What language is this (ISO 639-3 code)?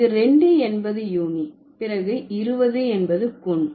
tam